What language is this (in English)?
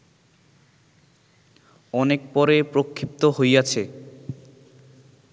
Bangla